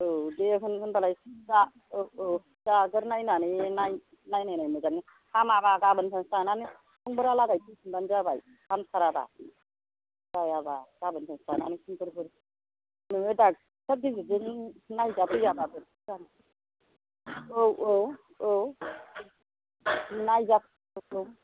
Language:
Bodo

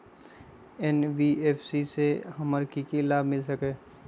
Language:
Magahi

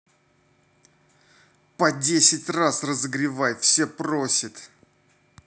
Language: Russian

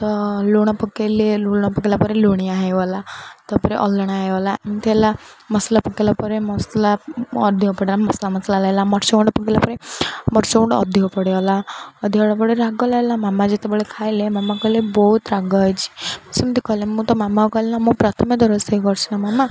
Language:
Odia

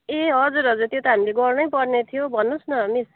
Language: Nepali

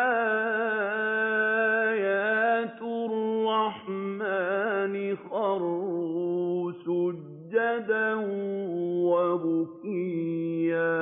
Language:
Arabic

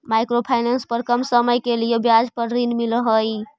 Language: Magahi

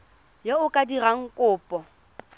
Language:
Tswana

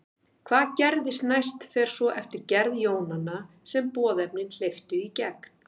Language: Icelandic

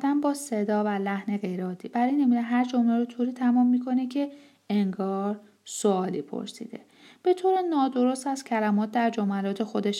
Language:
Persian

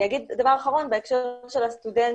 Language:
Hebrew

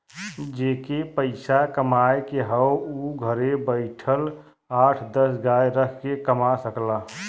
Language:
Bhojpuri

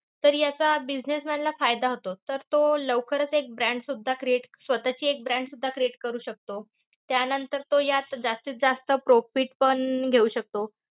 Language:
Marathi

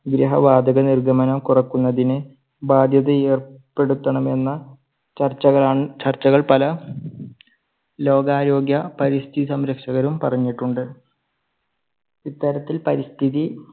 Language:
Malayalam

